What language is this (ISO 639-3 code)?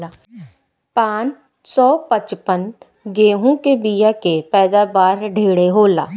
bho